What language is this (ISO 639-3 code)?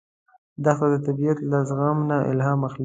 pus